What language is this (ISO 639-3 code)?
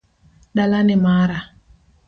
luo